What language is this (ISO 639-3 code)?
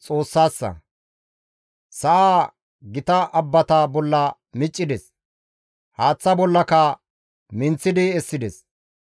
gmv